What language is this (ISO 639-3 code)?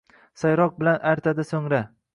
uzb